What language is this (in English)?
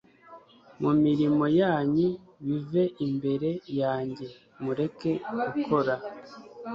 Kinyarwanda